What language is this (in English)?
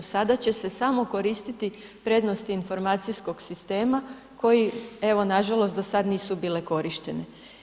Croatian